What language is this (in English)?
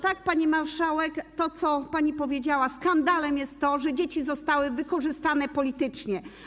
Polish